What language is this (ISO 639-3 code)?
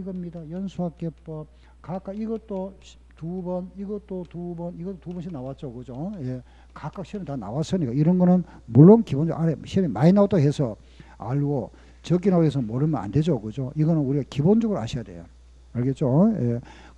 kor